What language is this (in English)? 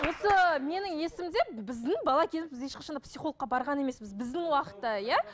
Kazakh